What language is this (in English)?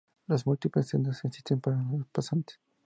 Spanish